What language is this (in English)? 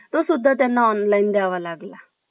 Marathi